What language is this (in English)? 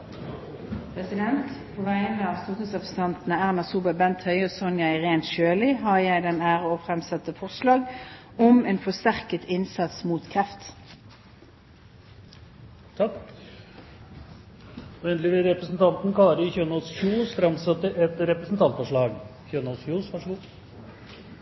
Norwegian